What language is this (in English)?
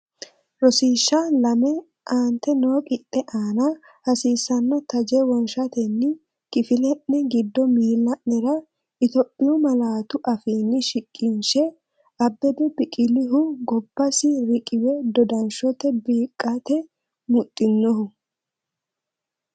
Sidamo